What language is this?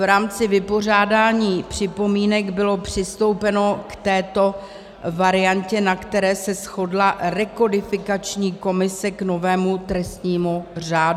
Czech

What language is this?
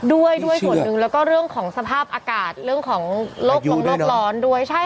Thai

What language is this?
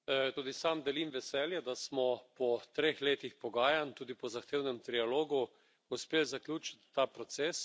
Slovenian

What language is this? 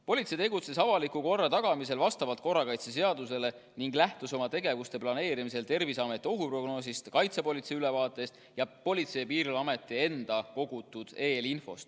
Estonian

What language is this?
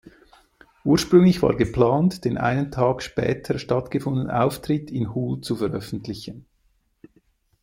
German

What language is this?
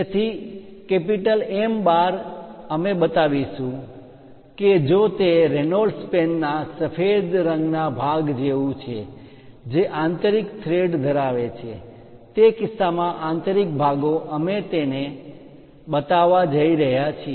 Gujarati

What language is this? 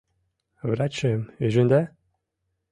Mari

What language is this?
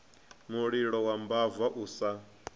Venda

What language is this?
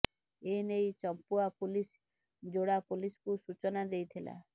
Odia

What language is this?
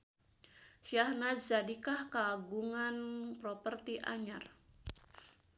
Sundanese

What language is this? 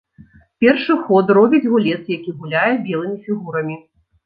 Belarusian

